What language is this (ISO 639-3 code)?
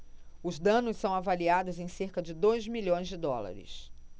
por